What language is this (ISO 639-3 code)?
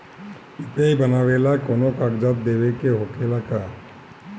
bho